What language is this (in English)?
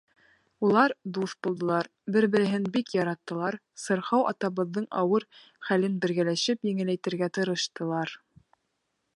Bashkir